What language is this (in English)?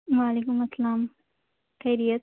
Urdu